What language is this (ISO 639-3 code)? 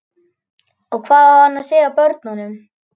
isl